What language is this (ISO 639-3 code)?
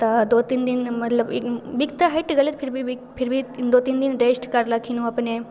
mai